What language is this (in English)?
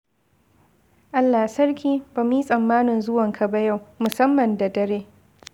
Hausa